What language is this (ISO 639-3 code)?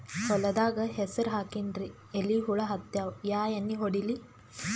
kan